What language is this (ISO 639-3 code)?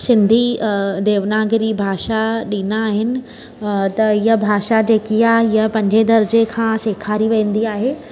snd